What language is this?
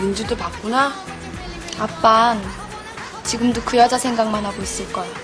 Korean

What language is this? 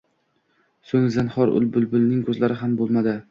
Uzbek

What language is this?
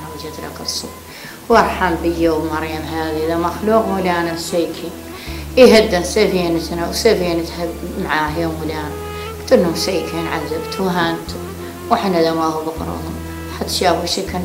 Arabic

